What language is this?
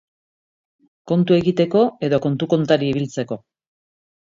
Basque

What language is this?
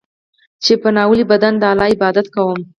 Pashto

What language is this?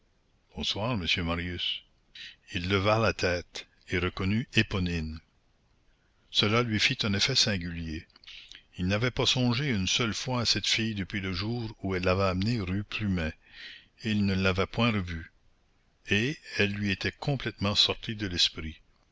French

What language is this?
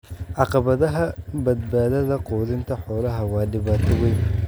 Somali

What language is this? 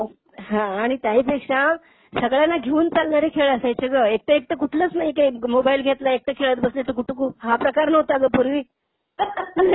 Marathi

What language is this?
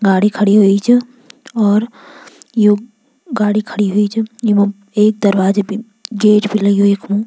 Garhwali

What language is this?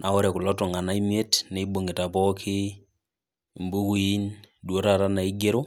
Masai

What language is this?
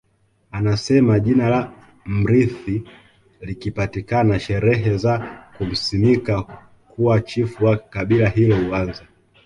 Swahili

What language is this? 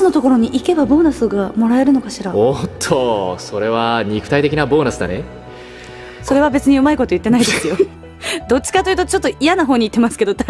Japanese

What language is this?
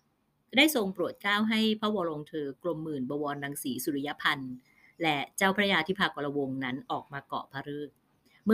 Thai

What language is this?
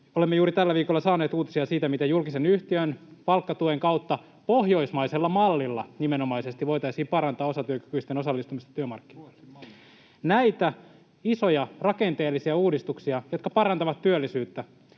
Finnish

